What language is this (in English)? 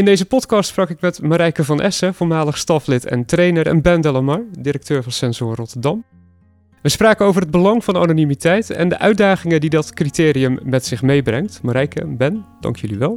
Dutch